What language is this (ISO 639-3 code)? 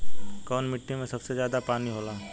bho